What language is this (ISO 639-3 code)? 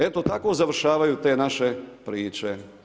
hrv